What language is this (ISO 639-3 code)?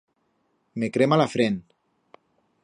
arg